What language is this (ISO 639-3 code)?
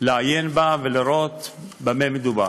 heb